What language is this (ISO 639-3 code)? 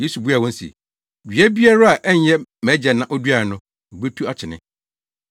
aka